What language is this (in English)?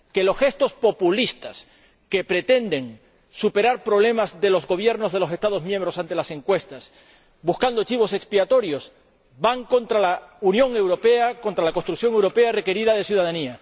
Spanish